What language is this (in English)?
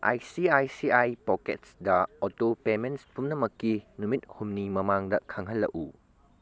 Manipuri